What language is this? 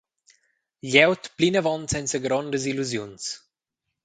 Romansh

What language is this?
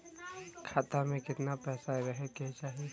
Bhojpuri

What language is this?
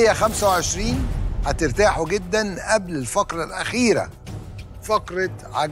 Arabic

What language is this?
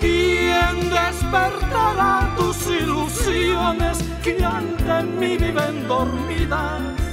Romanian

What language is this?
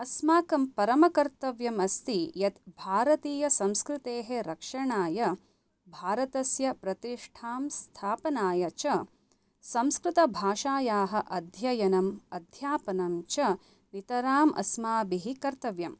Sanskrit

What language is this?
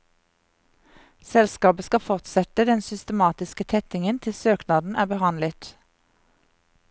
Norwegian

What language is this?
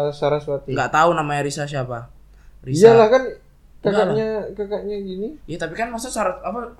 Indonesian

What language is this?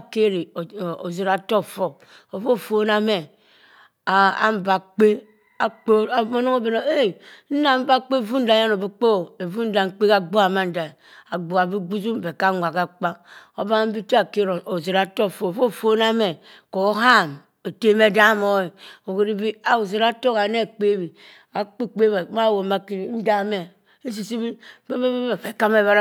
Cross River Mbembe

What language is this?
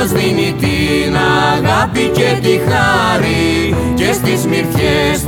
Greek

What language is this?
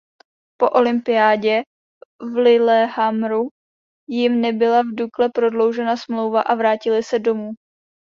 Czech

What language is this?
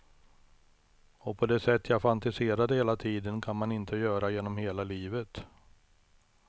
Swedish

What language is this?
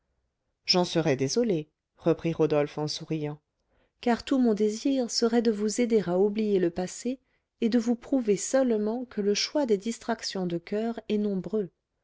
French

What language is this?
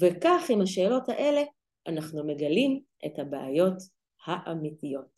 Hebrew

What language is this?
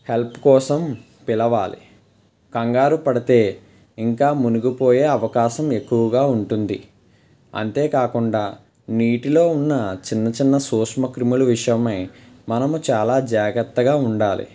Telugu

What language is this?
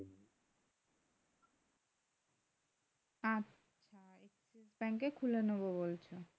Bangla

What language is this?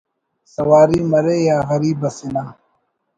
Brahui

